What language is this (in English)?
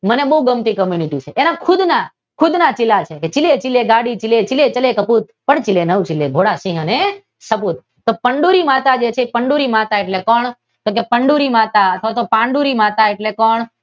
Gujarati